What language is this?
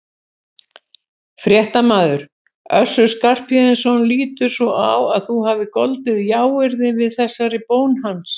Icelandic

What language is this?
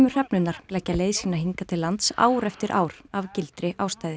Icelandic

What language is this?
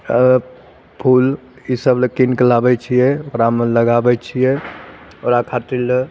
Maithili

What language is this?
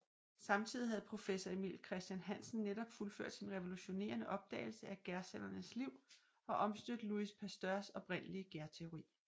Danish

